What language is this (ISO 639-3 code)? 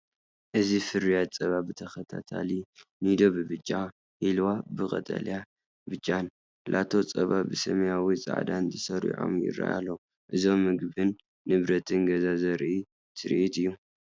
tir